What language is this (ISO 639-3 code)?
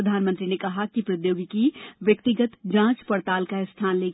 hin